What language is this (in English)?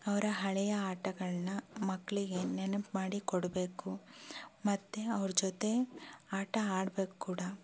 Kannada